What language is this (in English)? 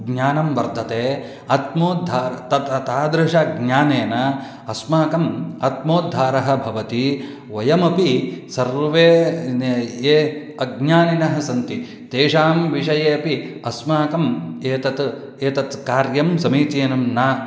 Sanskrit